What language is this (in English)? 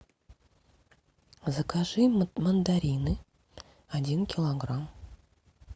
Russian